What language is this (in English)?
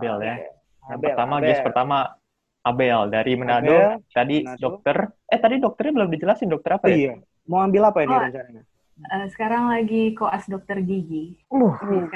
Indonesian